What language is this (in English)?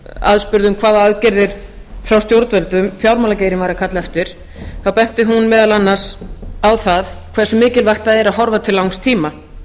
Icelandic